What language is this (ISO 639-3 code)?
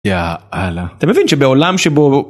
heb